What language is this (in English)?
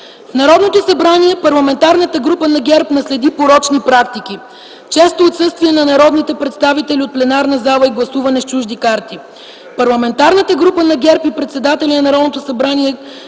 Bulgarian